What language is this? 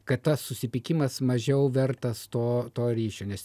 Lithuanian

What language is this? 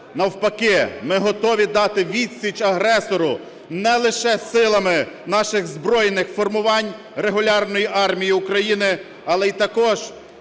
Ukrainian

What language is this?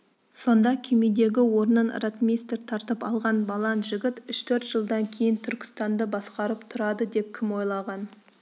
Kazakh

